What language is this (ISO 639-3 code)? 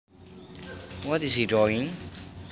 jav